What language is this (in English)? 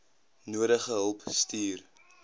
Afrikaans